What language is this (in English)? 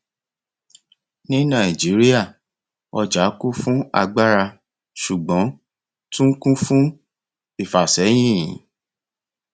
Yoruba